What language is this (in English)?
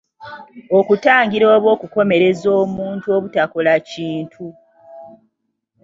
Ganda